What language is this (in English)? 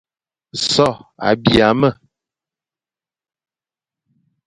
Fang